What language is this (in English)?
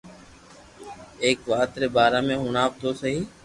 Loarki